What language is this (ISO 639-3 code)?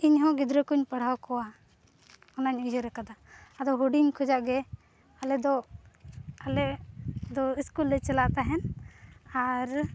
sat